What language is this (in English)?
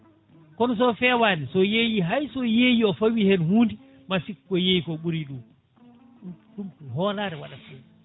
Fula